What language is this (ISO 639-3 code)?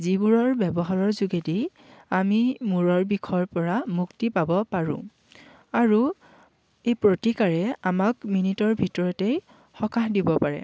asm